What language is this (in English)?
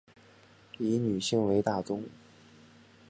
Chinese